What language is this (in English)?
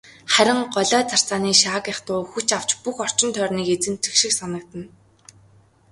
Mongolian